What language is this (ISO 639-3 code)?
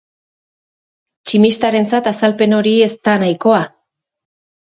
eus